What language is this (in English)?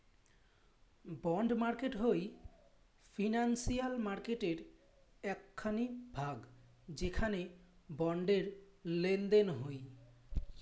Bangla